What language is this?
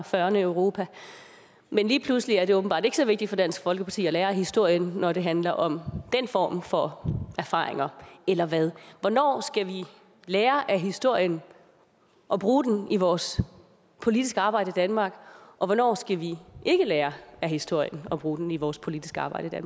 Danish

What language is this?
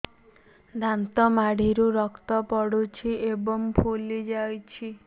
Odia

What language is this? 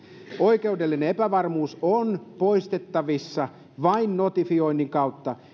Finnish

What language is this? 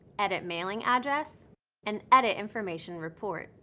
English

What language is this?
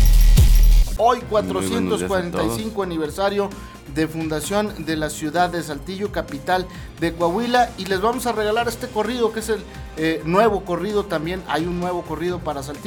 Spanish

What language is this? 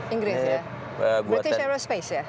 Indonesian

